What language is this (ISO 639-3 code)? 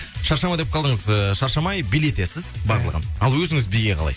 kaz